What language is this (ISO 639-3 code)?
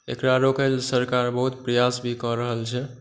mai